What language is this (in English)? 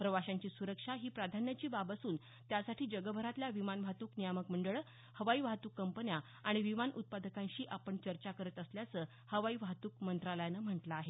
Marathi